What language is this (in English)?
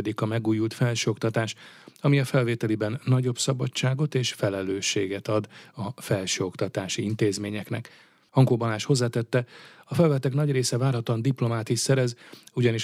Hungarian